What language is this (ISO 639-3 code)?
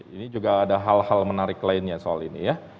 ind